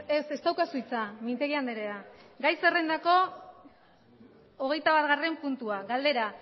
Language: Basque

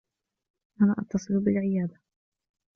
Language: Arabic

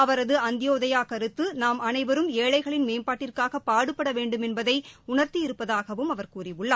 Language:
Tamil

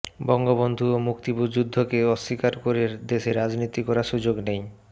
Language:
Bangla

